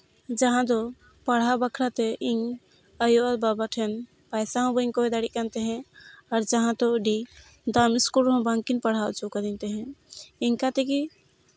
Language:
Santali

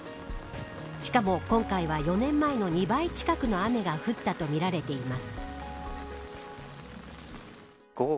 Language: Japanese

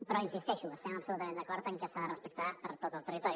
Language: Catalan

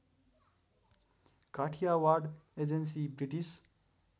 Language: Nepali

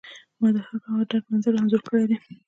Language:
Pashto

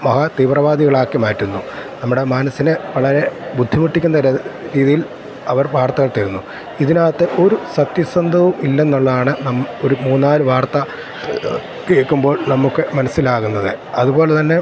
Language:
Malayalam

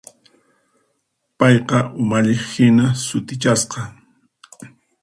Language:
Puno Quechua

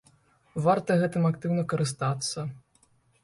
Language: Belarusian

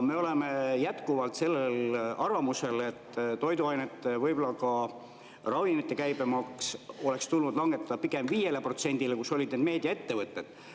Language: Estonian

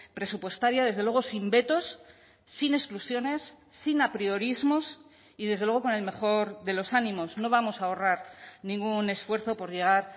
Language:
Spanish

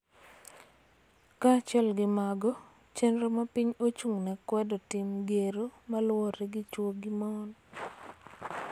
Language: Luo (Kenya and Tanzania)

